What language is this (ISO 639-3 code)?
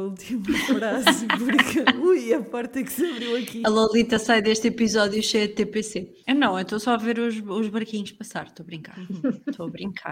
por